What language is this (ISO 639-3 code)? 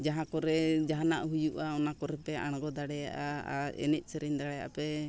sat